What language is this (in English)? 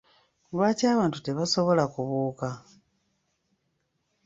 Ganda